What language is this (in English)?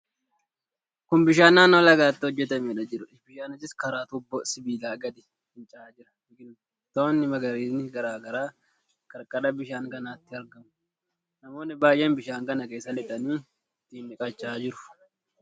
Oromo